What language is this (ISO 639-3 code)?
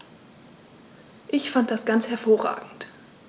deu